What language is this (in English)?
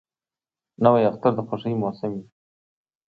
Pashto